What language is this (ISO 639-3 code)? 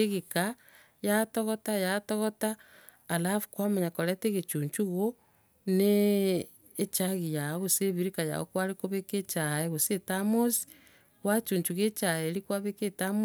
guz